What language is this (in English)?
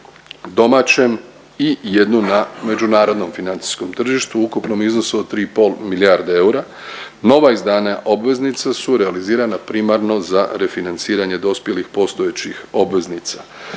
Croatian